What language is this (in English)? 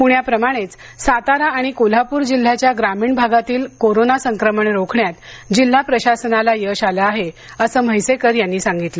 Marathi